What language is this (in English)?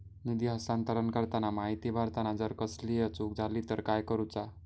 Marathi